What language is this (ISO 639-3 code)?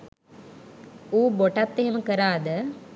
sin